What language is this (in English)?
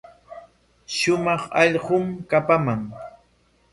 Corongo Ancash Quechua